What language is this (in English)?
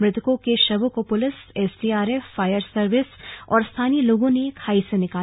Hindi